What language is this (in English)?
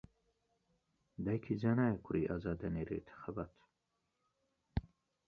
Central Kurdish